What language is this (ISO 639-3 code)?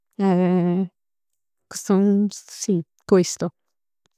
nap